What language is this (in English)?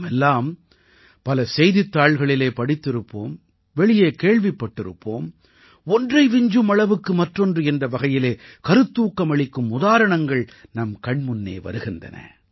Tamil